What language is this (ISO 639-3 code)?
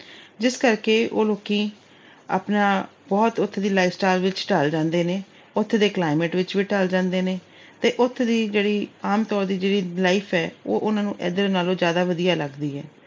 pan